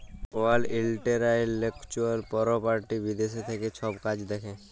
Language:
Bangla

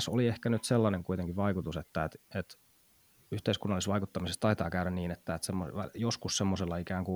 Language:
Finnish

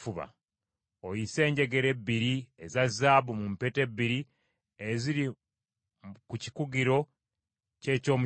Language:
Ganda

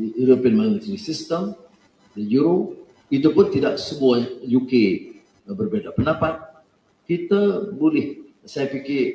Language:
Malay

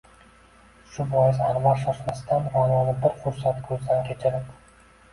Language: Uzbek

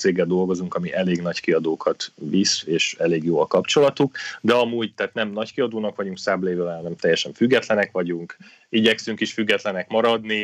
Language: Hungarian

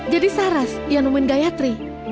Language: Indonesian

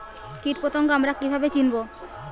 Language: Bangla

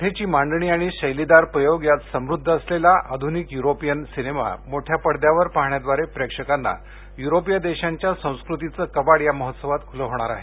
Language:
Marathi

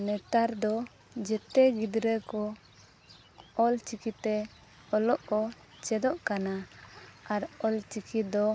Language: Santali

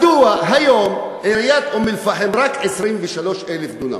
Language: Hebrew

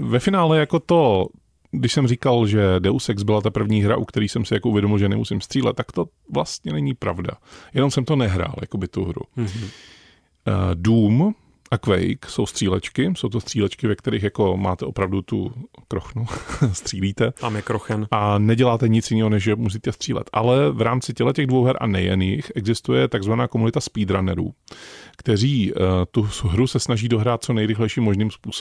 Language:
Czech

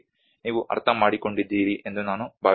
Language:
Kannada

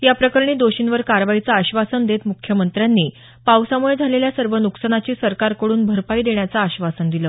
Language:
Marathi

